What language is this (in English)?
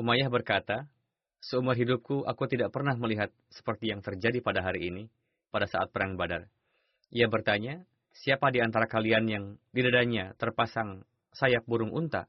Indonesian